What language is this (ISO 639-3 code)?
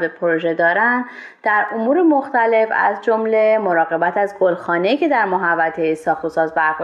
fas